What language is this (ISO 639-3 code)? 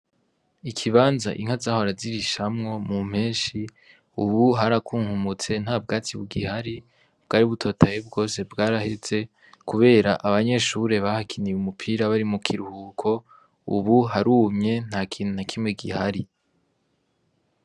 run